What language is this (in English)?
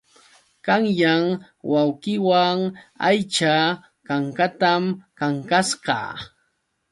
Yauyos Quechua